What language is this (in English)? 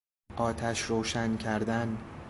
Persian